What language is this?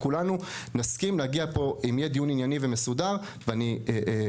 Hebrew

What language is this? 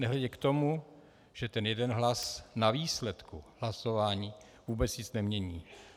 Czech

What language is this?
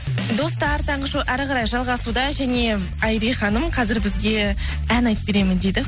Kazakh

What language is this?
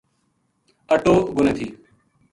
Gujari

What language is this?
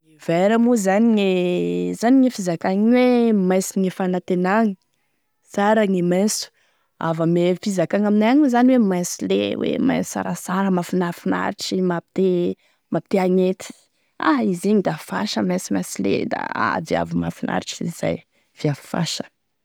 Tesaka Malagasy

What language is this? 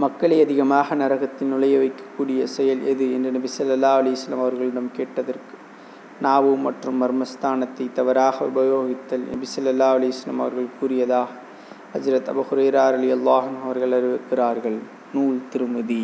Tamil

